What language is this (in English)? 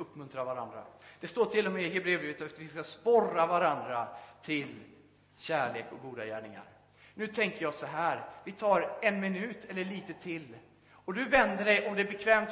Swedish